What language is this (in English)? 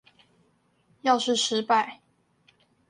Chinese